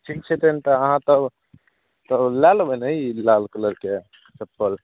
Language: Maithili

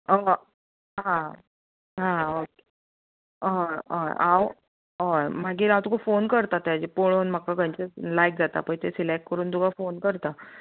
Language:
Konkani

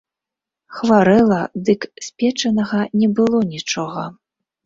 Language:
Belarusian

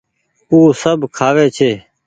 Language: Goaria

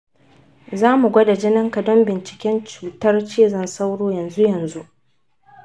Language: Hausa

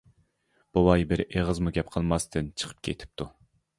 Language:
Uyghur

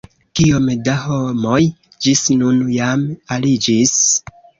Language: Esperanto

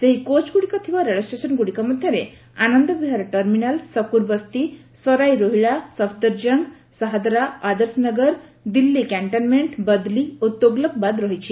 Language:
Odia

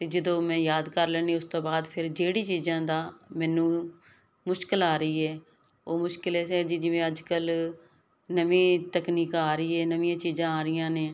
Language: Punjabi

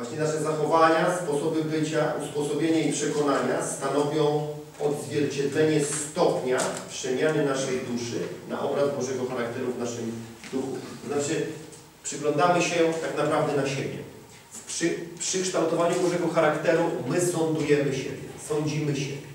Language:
Polish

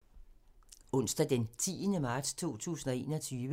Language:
Danish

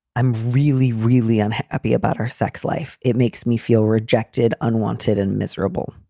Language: English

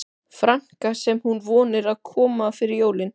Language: Icelandic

